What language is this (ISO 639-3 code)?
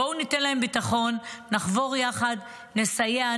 heb